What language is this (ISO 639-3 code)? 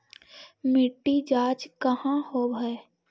mag